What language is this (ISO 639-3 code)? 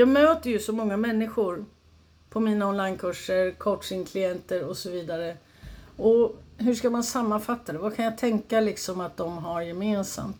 swe